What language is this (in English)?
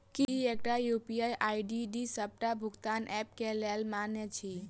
Maithili